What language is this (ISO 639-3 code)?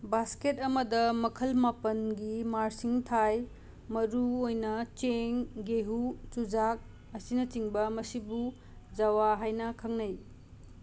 mni